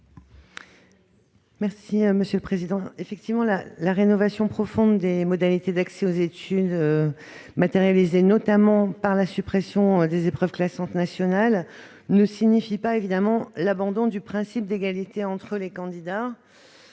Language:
French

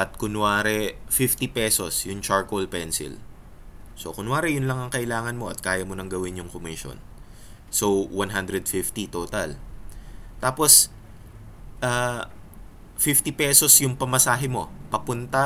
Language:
Filipino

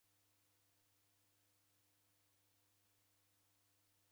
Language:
Taita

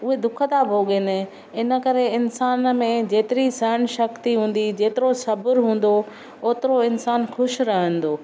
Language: Sindhi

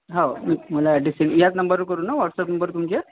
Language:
Marathi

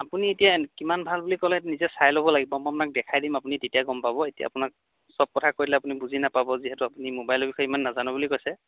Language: Assamese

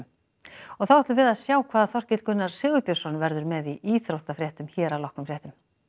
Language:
Icelandic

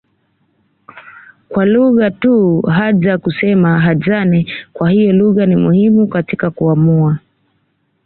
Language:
Swahili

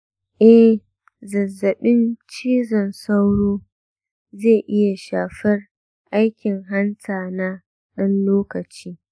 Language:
Hausa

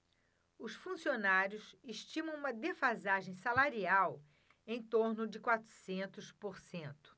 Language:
Portuguese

